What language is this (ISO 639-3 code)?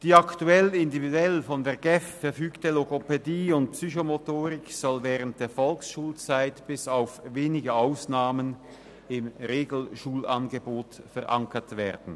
gsw